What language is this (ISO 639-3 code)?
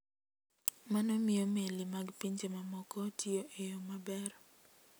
luo